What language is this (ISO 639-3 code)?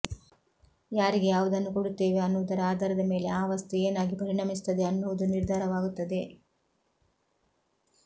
kan